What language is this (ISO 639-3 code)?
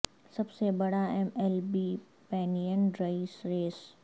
urd